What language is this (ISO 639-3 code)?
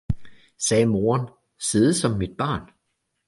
dan